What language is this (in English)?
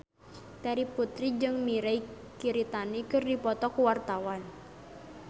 Sundanese